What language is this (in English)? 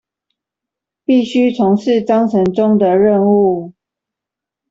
Chinese